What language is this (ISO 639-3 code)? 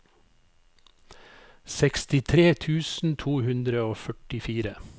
nor